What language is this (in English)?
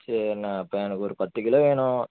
Tamil